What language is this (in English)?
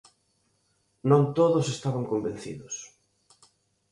Galician